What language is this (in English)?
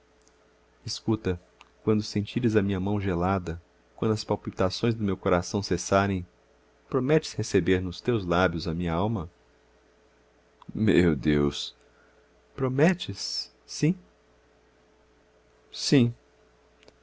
Portuguese